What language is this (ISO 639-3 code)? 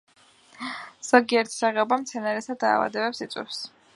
kat